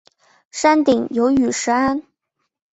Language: Chinese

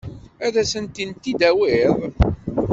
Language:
Kabyle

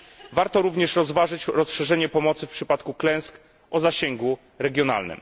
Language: Polish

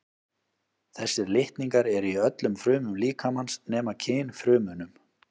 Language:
Icelandic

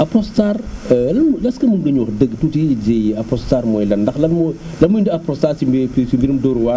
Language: Wolof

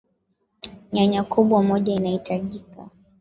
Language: Swahili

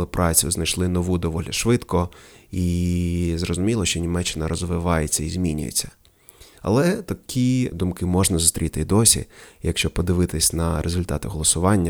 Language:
Ukrainian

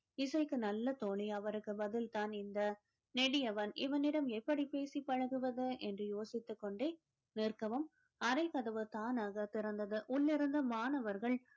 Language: Tamil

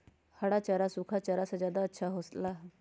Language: Magahi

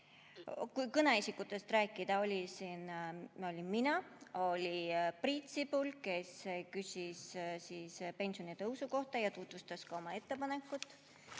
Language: Estonian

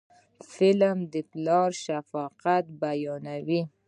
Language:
Pashto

